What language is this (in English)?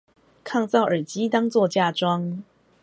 Chinese